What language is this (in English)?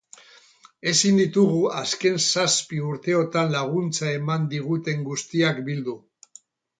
Basque